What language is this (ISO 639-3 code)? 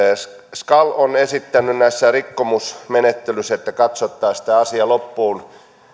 fin